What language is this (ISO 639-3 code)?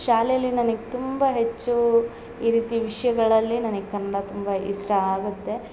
kan